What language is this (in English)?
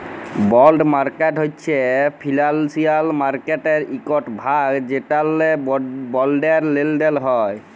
Bangla